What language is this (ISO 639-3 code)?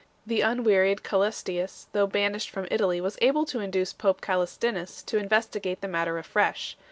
eng